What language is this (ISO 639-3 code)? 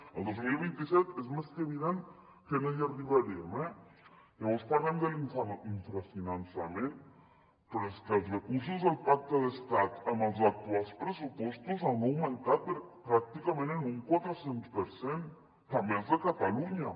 cat